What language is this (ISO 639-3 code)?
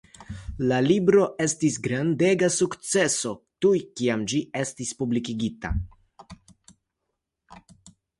epo